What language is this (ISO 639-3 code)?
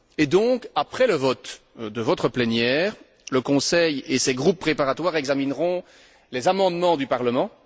fra